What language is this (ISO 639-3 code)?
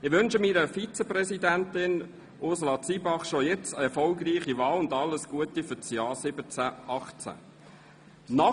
gsw